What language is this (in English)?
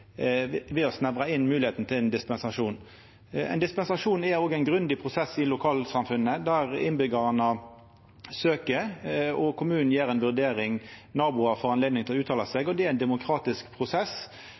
Norwegian Nynorsk